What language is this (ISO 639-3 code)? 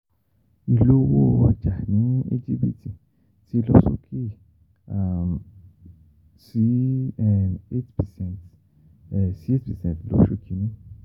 yor